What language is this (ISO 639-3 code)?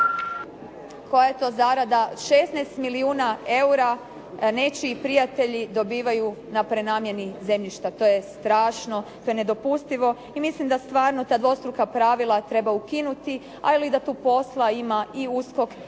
hrv